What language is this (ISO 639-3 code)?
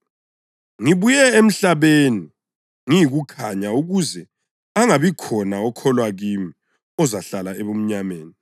nde